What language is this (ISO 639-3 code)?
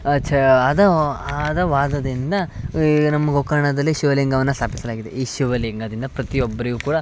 kan